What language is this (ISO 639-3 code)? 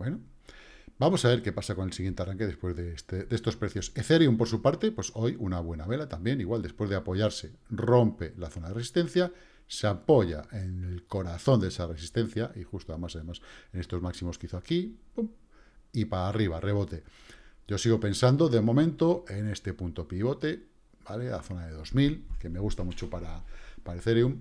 spa